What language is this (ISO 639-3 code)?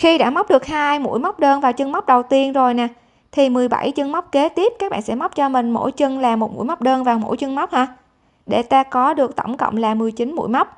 vie